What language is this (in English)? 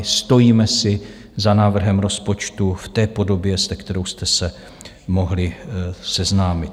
Czech